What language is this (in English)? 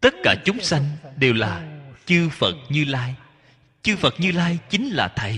Vietnamese